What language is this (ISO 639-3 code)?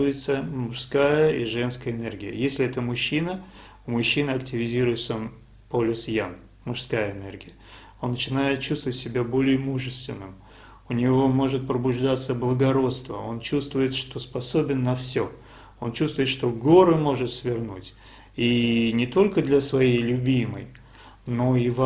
ita